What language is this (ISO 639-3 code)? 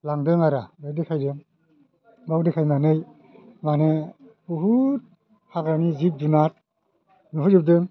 brx